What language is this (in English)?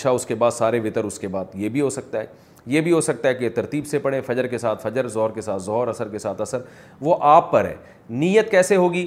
Urdu